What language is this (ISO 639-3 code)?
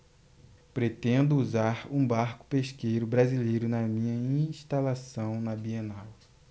por